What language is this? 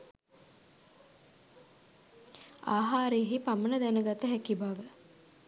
Sinhala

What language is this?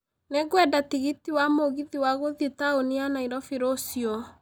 Kikuyu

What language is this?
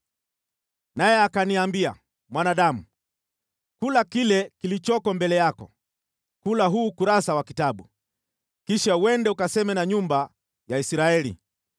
Swahili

